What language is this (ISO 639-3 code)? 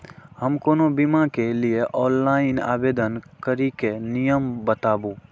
mai